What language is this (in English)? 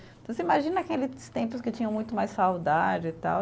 Portuguese